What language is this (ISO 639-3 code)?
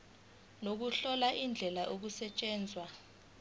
zul